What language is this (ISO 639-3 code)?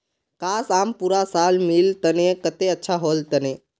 mag